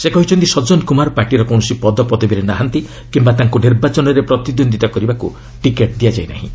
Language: Odia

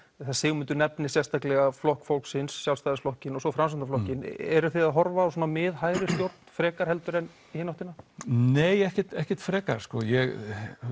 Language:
Icelandic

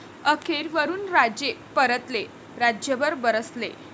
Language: Marathi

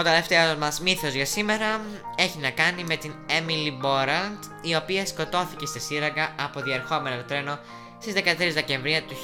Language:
Greek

